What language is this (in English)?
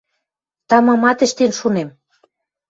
Western Mari